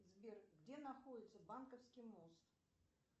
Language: Russian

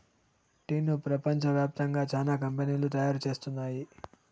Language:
Telugu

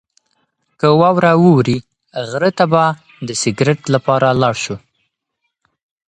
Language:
Pashto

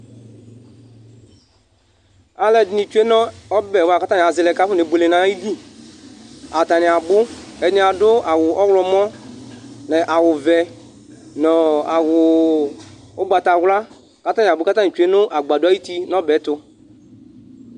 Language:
Ikposo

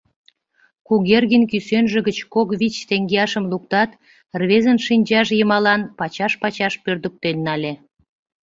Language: Mari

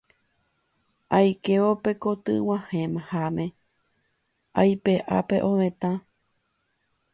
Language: Guarani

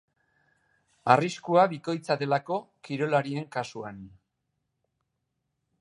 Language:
Basque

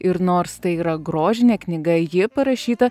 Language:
Lithuanian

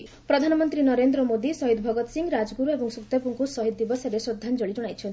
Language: Odia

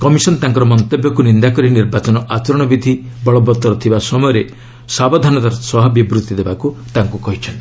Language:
Odia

